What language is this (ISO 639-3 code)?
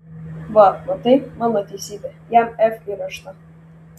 lit